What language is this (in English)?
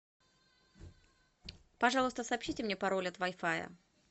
Russian